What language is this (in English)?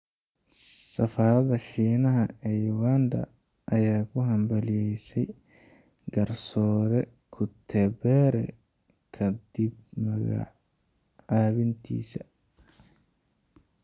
Somali